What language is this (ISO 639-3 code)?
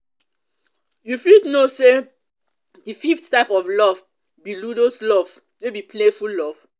pcm